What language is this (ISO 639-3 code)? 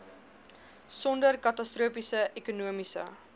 afr